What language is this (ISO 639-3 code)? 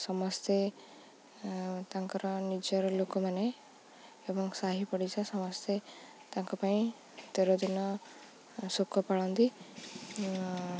ori